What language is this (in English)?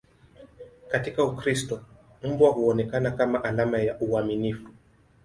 Swahili